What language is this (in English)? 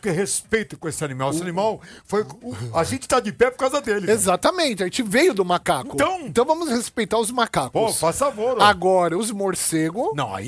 Portuguese